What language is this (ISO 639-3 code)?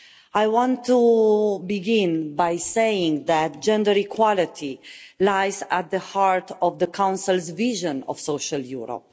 eng